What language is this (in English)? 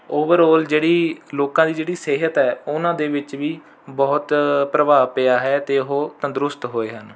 Punjabi